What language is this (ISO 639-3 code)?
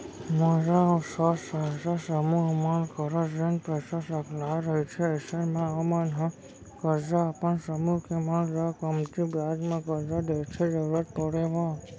hne